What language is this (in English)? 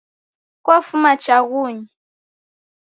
Taita